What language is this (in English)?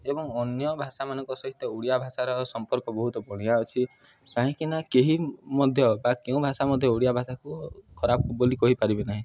Odia